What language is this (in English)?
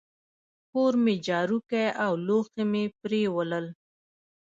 Pashto